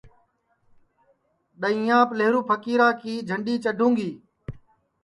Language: Sansi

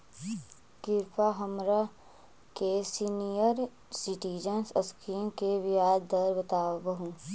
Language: Magahi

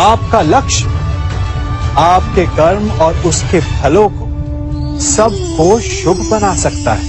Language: Hindi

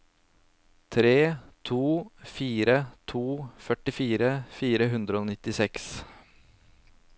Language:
Norwegian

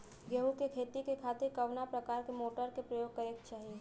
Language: Bhojpuri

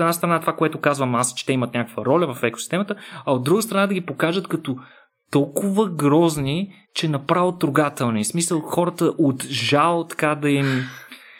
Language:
Bulgarian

